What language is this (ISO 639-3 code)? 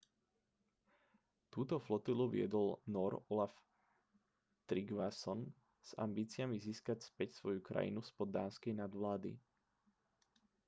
slk